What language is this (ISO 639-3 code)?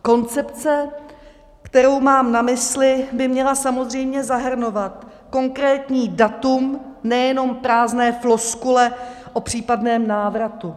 ces